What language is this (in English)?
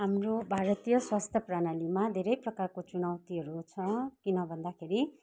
Nepali